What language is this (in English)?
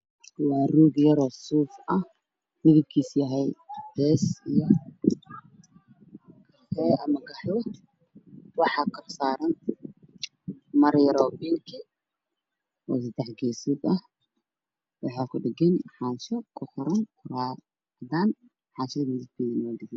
Somali